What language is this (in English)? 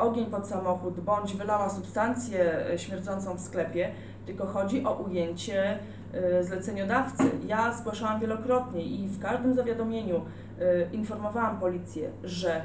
Polish